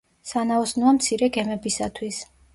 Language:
Georgian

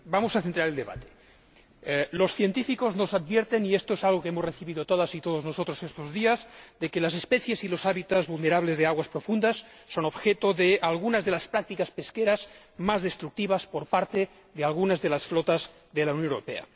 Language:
Spanish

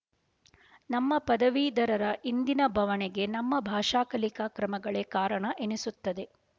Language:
Kannada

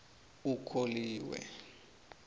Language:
South Ndebele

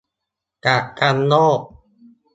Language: Thai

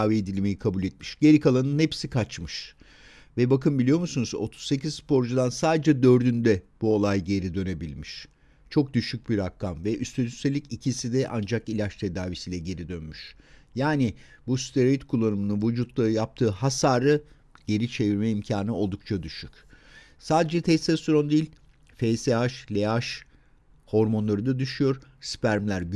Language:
Turkish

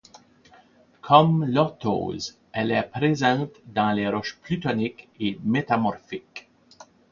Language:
French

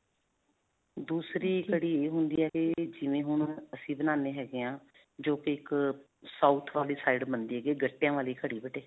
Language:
Punjabi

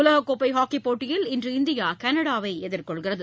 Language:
Tamil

